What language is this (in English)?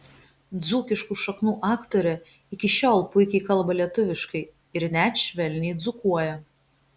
Lithuanian